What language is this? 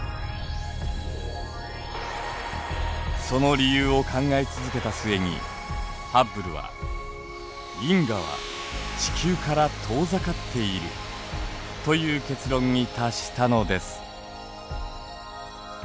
Japanese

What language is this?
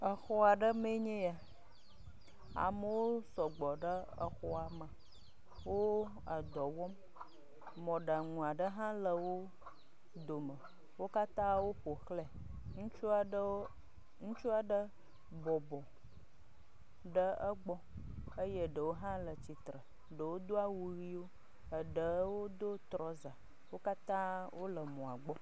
Ewe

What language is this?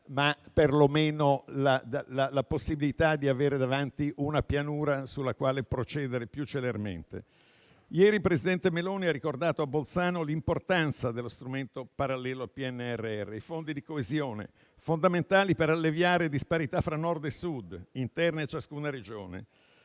Italian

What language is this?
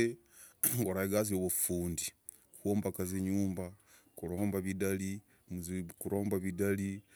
Logooli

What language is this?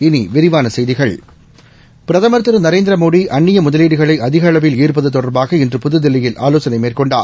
Tamil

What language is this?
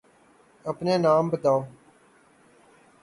Urdu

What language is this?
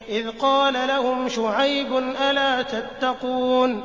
Arabic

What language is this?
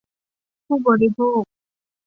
Thai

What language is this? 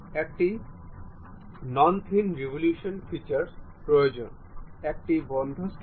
Bangla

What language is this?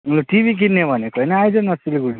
Nepali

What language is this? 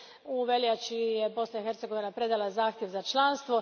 Croatian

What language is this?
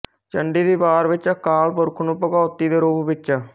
Punjabi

